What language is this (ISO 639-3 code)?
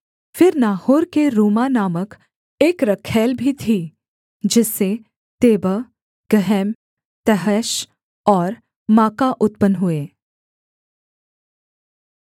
hin